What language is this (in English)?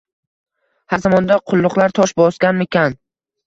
Uzbek